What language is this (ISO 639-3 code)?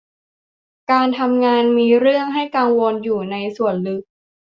tha